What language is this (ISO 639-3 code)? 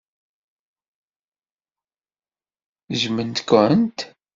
kab